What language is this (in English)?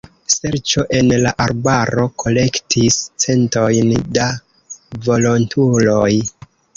Esperanto